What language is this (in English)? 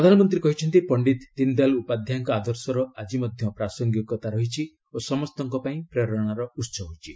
Odia